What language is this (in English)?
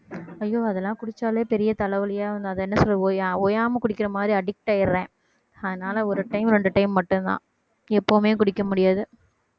Tamil